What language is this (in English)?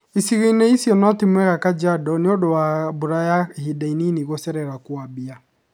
Kikuyu